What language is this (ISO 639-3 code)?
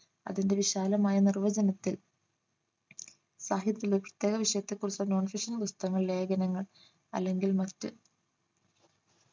mal